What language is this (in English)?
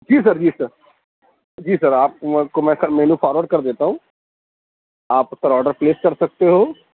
Urdu